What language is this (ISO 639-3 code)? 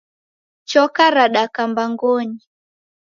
dav